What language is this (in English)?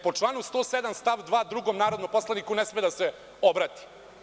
Serbian